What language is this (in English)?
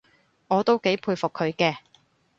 Cantonese